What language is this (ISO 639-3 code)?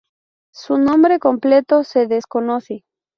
spa